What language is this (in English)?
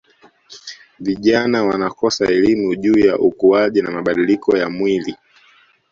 Swahili